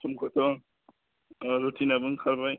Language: Bodo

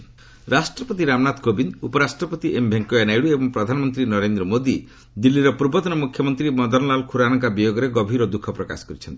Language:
Odia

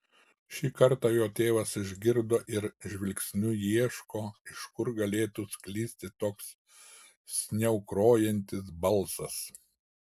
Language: Lithuanian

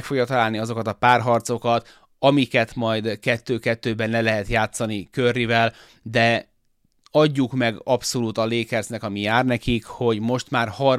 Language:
Hungarian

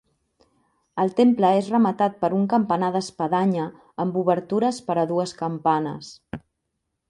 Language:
Catalan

